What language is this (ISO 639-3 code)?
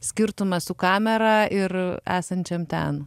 lit